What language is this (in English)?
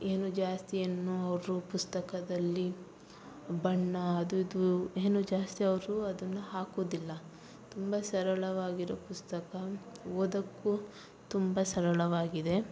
Kannada